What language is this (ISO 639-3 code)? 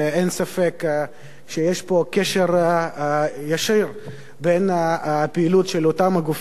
heb